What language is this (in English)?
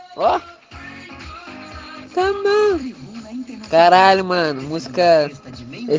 Russian